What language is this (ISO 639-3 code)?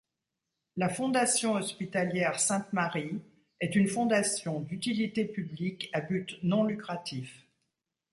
fra